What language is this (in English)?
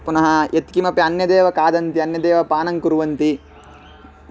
Sanskrit